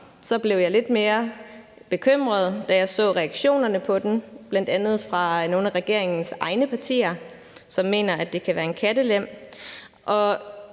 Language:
Danish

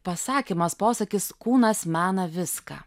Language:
Lithuanian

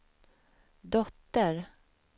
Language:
Swedish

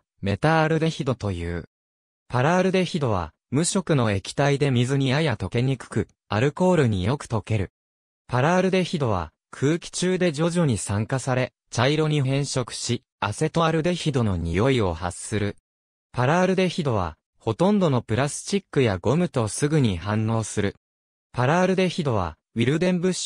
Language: Japanese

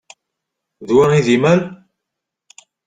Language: Kabyle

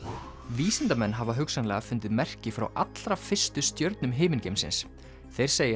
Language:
Icelandic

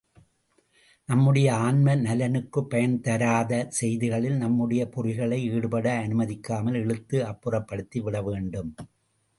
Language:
Tamil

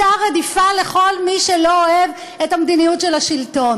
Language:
Hebrew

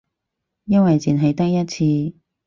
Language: Cantonese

